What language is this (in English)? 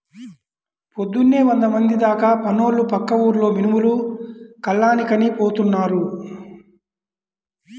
Telugu